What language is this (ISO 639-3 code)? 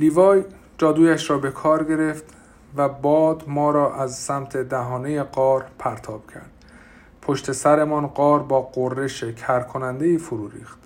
fas